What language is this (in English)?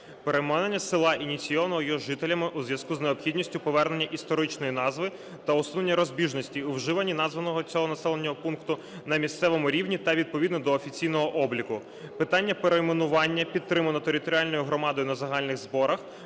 Ukrainian